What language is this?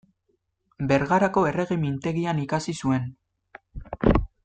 Basque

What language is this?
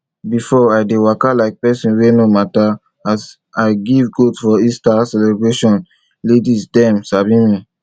Nigerian Pidgin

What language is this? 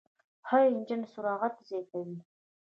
Pashto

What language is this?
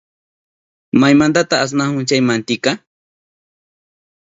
Southern Pastaza Quechua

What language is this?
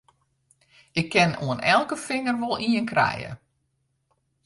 Western Frisian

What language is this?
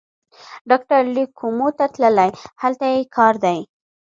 Pashto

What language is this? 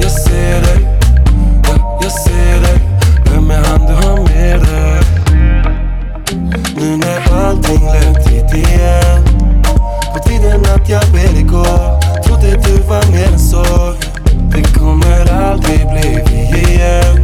Swedish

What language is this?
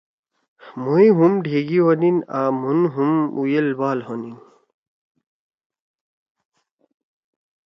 Torwali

